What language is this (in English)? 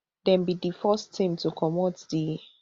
Nigerian Pidgin